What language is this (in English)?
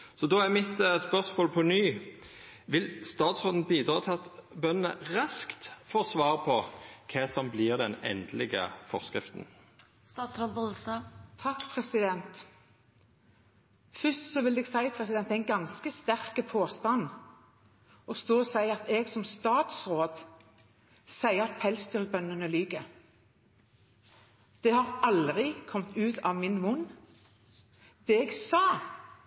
Norwegian